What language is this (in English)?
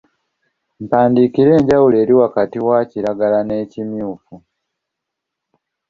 Ganda